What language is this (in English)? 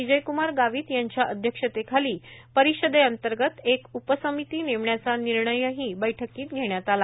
Marathi